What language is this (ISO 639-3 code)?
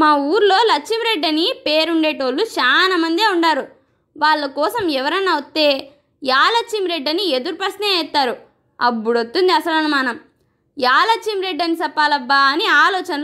tel